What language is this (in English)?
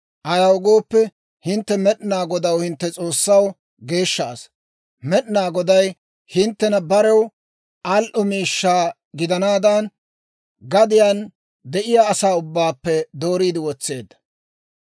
Dawro